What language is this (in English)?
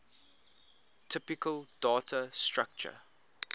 English